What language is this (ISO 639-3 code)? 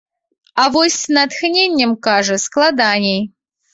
bel